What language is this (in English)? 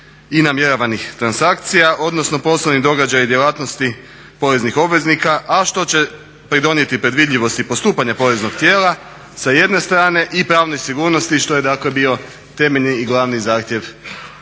Croatian